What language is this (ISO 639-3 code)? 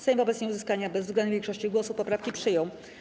pol